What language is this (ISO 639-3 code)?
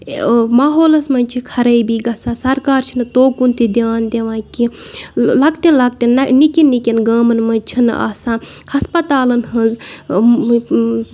kas